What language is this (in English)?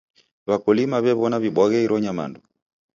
Taita